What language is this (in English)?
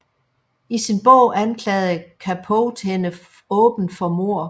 Danish